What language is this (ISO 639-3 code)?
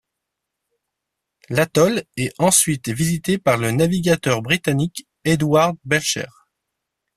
fra